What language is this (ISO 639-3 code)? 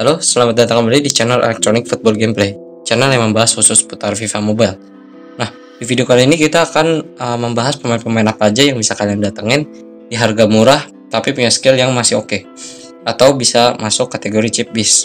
ind